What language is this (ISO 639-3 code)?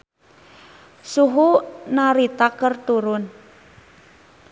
sun